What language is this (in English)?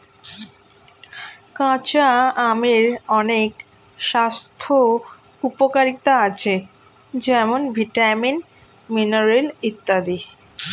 Bangla